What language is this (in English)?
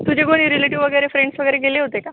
Marathi